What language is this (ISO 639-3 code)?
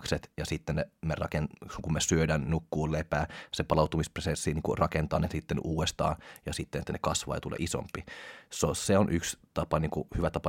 fin